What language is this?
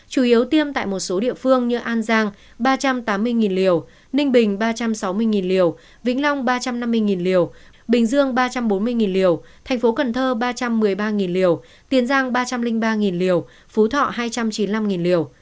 Vietnamese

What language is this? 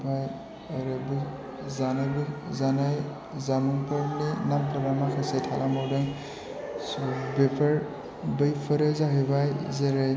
Bodo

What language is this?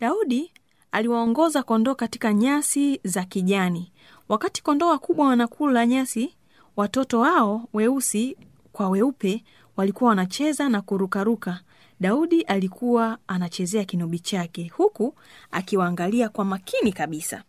Swahili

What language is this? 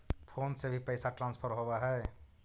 Magahi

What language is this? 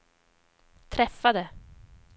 Swedish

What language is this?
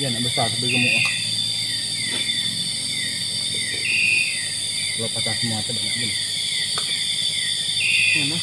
Indonesian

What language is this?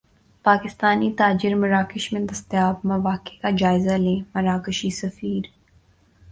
Urdu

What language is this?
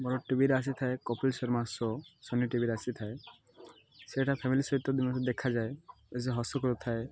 Odia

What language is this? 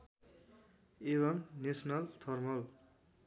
Nepali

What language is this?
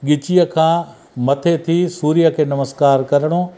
Sindhi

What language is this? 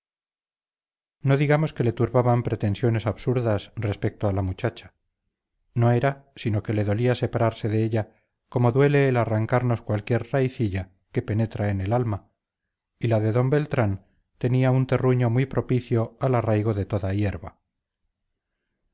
Spanish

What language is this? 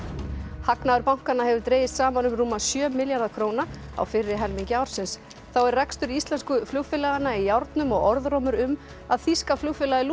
Icelandic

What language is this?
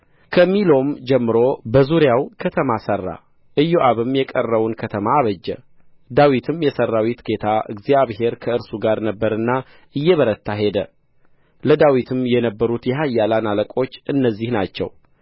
Amharic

